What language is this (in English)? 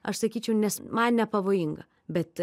Lithuanian